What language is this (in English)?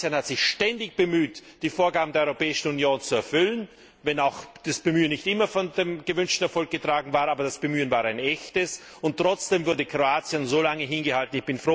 German